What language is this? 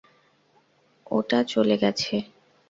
Bangla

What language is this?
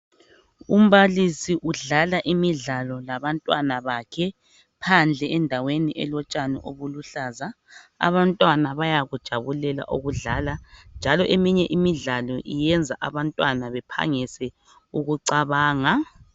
North Ndebele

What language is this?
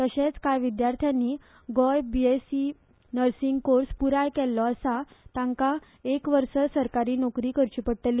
Konkani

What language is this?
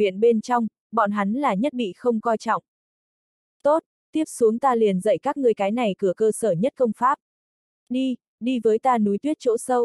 Vietnamese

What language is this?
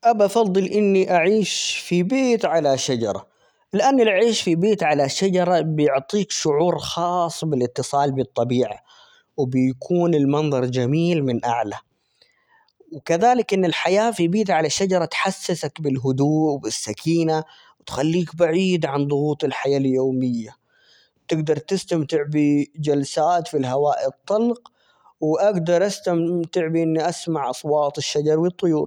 Omani Arabic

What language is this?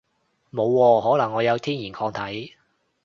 Cantonese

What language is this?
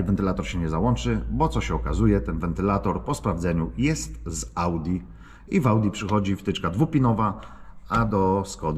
Polish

